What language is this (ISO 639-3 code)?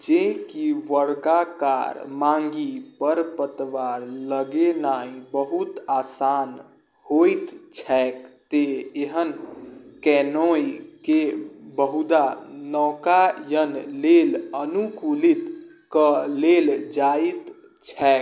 mai